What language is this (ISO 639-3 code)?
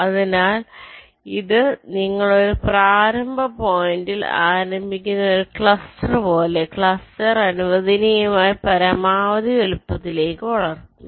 mal